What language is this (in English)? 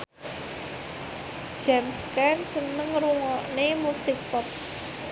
Javanese